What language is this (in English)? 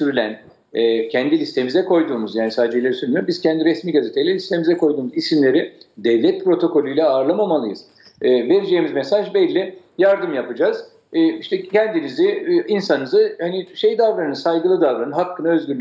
Turkish